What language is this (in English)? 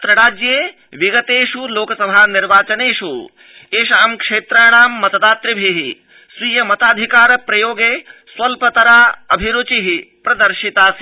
Sanskrit